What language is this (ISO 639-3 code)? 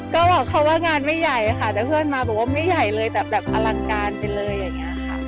tha